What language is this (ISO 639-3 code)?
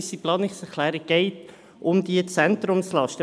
gsw